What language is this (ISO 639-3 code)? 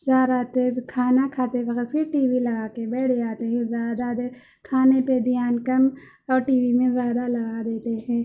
urd